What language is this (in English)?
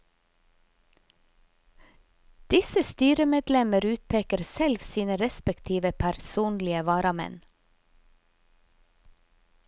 Norwegian